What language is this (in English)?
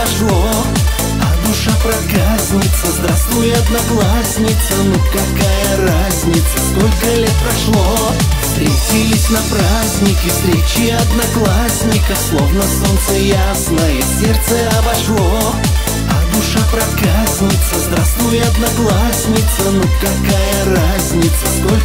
Russian